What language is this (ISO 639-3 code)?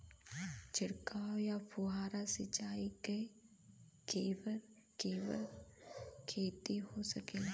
bho